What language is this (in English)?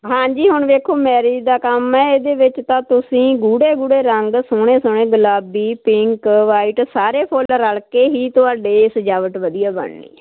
Punjabi